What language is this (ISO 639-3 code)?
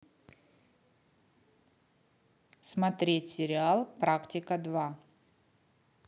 rus